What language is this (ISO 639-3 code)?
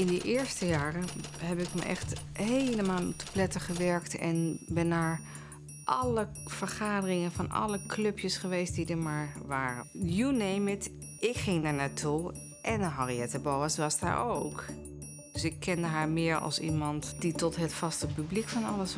nld